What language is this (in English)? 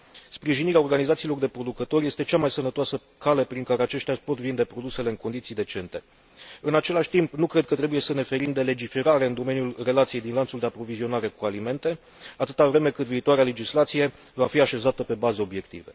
Romanian